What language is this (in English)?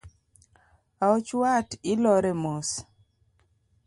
Luo (Kenya and Tanzania)